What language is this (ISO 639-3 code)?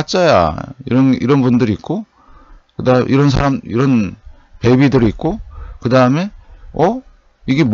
kor